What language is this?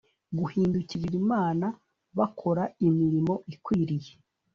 Kinyarwanda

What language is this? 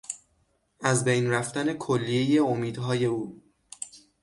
Persian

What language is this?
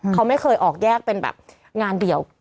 Thai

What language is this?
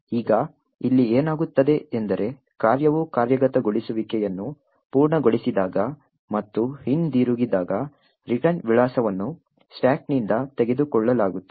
Kannada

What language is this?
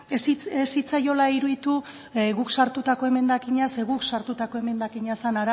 Basque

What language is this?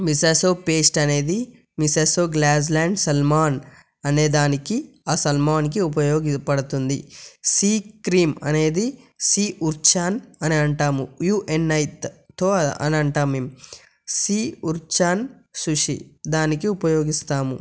Telugu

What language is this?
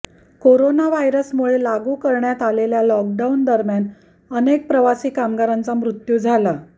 Marathi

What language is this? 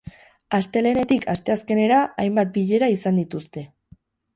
Basque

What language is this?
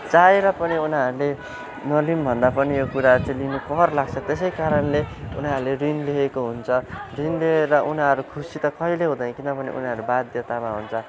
Nepali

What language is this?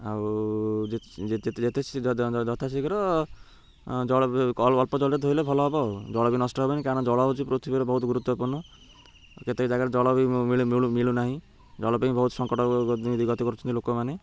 Odia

